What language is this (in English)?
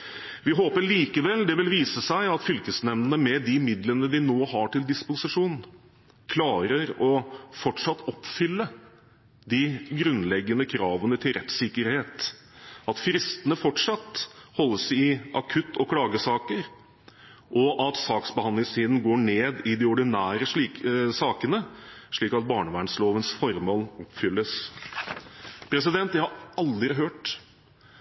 Norwegian Bokmål